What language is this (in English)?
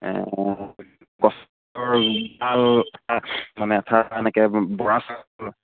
Assamese